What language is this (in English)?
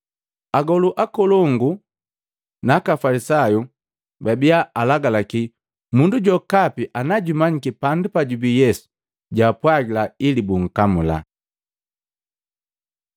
Matengo